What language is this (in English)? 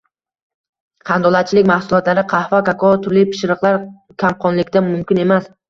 Uzbek